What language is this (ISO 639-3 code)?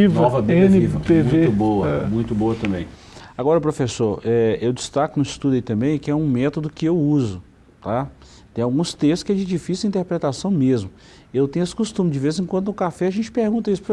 por